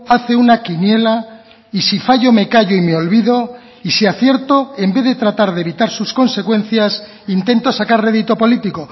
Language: Spanish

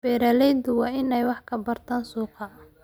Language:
Somali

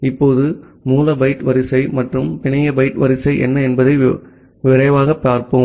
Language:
Tamil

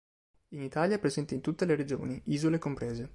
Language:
Italian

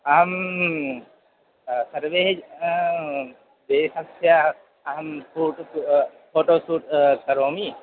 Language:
Sanskrit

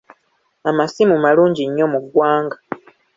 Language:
Ganda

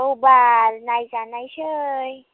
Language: Bodo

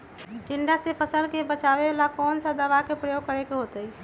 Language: Magahi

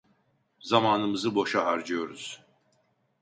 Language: Turkish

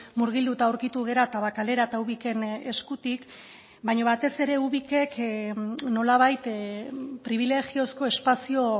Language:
Basque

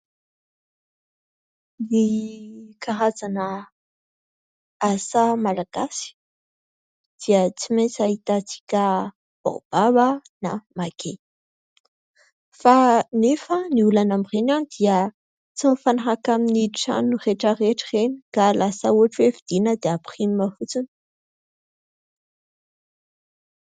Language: Malagasy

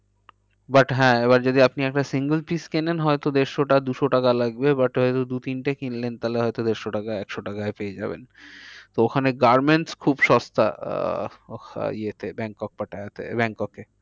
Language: Bangla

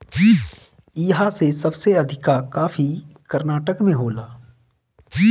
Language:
Bhojpuri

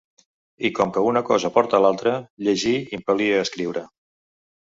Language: Catalan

